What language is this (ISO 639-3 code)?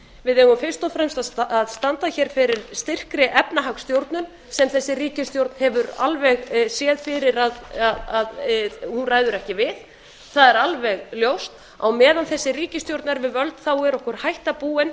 isl